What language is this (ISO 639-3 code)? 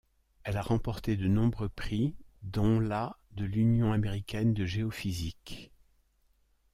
fra